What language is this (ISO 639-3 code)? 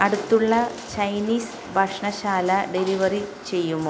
mal